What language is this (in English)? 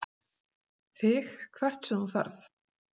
Icelandic